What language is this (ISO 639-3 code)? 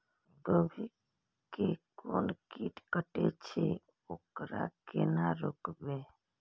mai